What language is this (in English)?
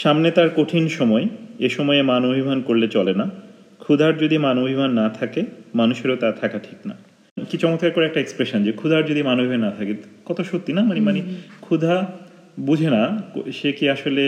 Bangla